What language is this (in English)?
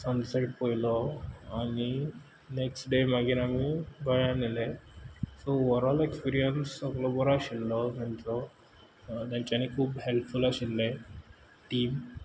Konkani